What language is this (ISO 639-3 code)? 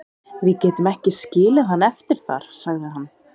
isl